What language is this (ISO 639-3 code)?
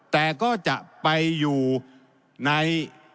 tha